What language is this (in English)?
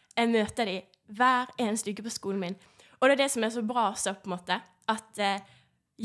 Norwegian